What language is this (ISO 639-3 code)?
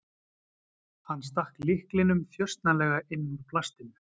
isl